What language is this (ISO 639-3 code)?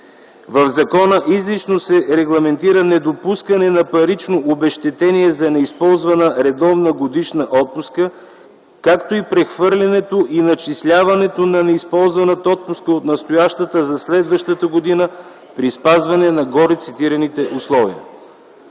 bul